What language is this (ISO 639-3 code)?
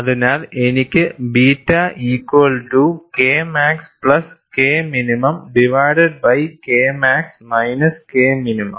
mal